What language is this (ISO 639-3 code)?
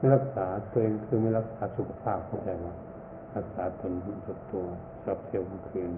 tha